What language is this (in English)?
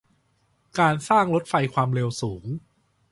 Thai